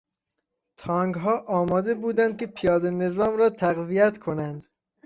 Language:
Persian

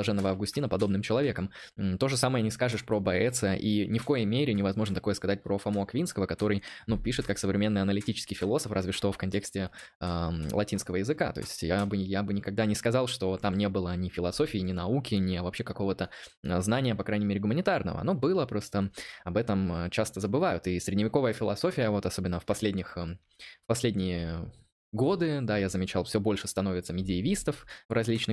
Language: Russian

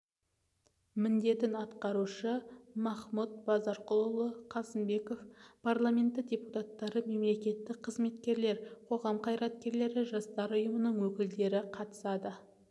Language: Kazakh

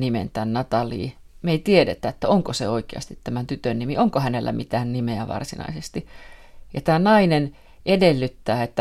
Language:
Finnish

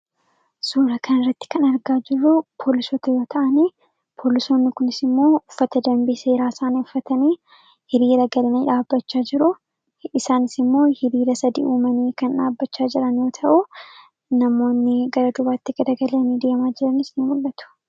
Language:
Oromo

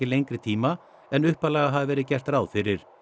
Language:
Icelandic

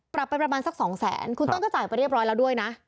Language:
Thai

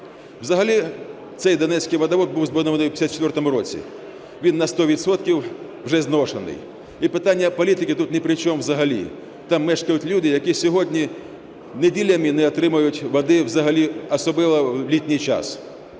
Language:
Ukrainian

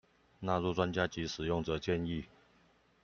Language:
Chinese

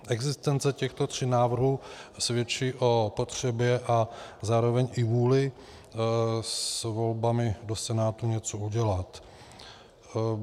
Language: Czech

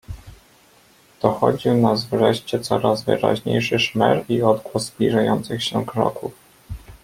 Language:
Polish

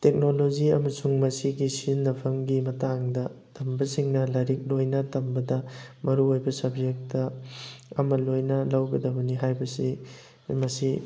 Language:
Manipuri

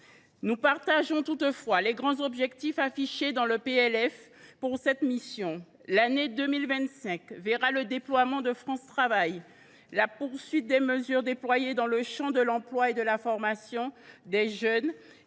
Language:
French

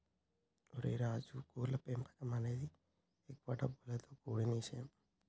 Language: Telugu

